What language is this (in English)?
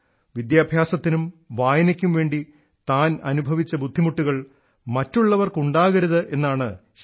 Malayalam